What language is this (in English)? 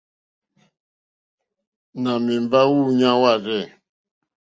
Mokpwe